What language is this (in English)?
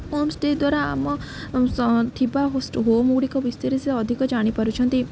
Odia